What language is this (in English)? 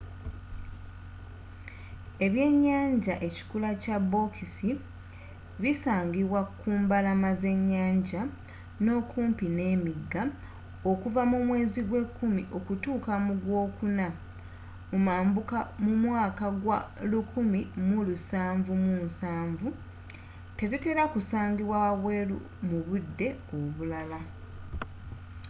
Ganda